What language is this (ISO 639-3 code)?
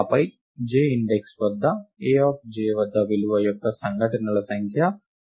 tel